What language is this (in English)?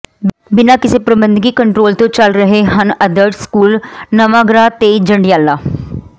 Punjabi